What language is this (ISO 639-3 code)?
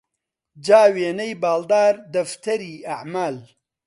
ckb